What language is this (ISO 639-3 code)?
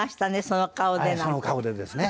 jpn